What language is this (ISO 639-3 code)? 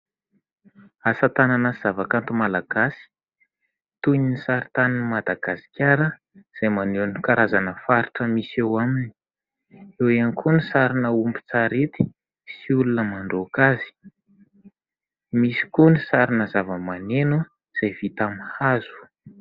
mlg